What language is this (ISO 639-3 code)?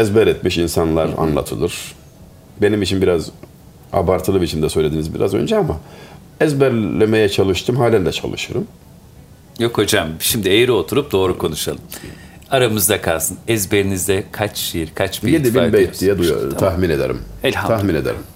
tur